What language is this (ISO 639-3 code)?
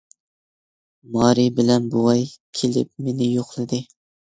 uig